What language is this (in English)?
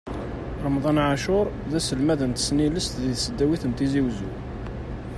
Kabyle